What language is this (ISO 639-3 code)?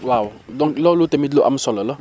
wol